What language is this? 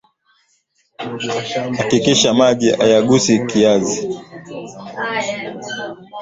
Swahili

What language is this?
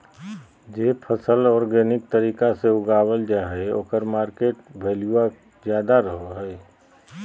Magahi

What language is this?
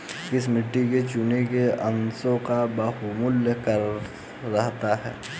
Hindi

